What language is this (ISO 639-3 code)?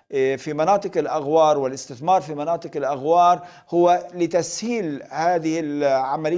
ara